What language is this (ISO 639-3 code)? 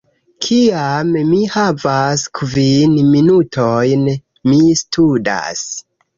epo